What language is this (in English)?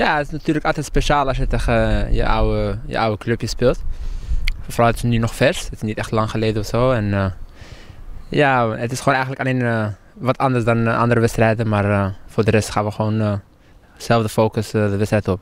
Dutch